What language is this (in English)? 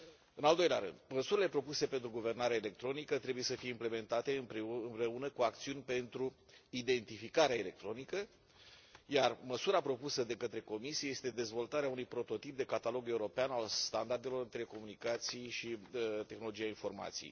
Romanian